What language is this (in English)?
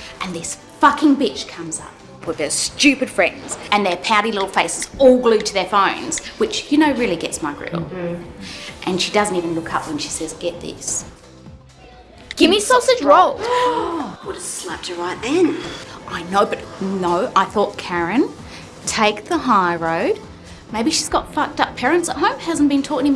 English